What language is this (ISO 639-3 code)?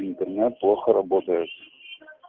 rus